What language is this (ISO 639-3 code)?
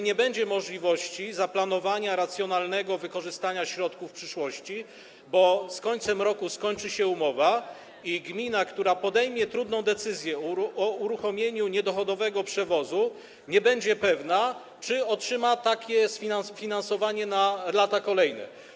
pol